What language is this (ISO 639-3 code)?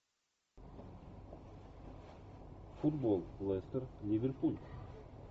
rus